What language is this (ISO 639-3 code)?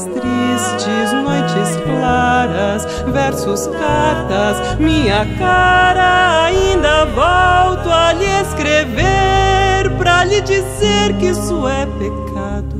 por